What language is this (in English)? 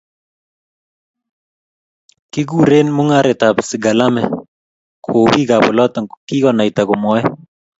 Kalenjin